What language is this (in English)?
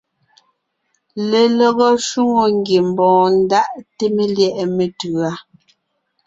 Ngiemboon